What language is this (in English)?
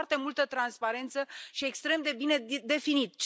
Romanian